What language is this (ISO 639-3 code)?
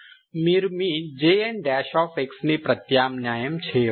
tel